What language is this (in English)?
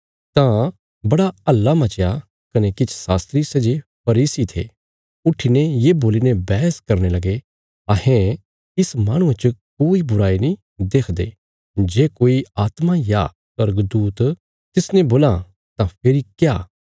Bilaspuri